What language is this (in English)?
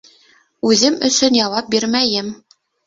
Bashkir